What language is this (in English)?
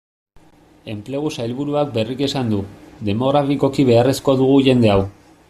Basque